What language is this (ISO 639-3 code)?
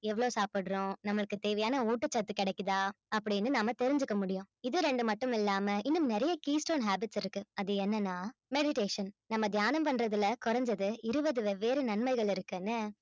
tam